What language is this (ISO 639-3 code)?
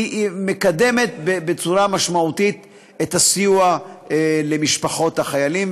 heb